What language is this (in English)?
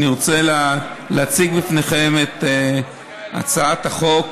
Hebrew